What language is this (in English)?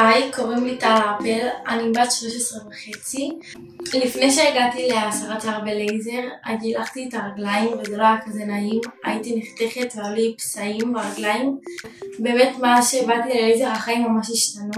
Hebrew